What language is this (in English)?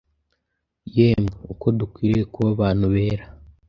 Kinyarwanda